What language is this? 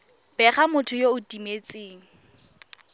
Tswana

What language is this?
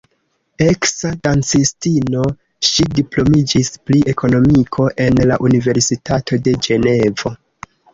Esperanto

